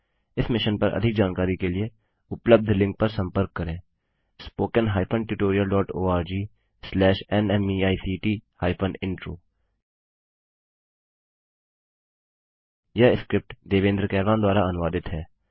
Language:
Hindi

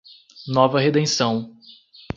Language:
Portuguese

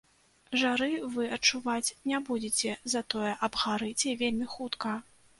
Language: Belarusian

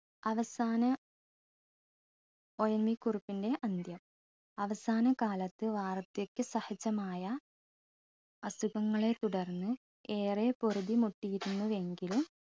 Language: Malayalam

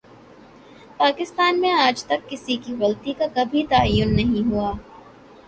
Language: Urdu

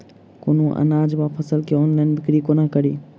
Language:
Maithili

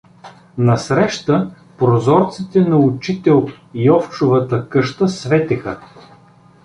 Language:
Bulgarian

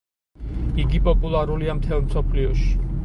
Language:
Georgian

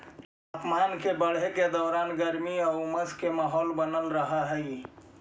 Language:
Magahi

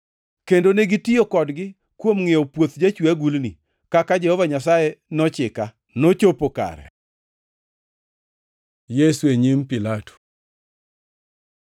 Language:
Luo (Kenya and Tanzania)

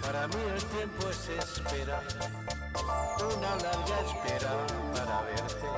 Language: Portuguese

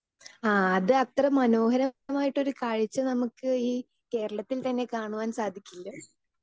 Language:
Malayalam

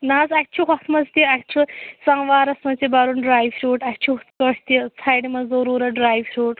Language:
Kashmiri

